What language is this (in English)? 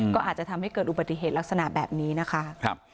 Thai